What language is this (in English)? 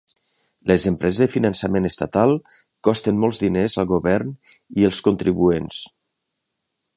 Catalan